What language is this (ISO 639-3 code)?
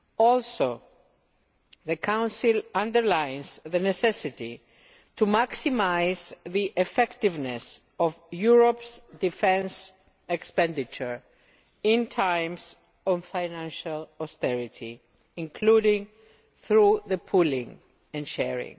eng